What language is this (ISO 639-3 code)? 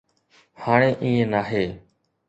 snd